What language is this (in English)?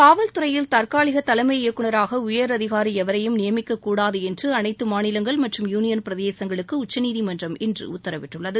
Tamil